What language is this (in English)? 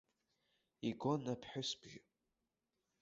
Abkhazian